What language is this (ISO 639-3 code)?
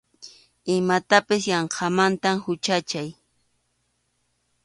qxu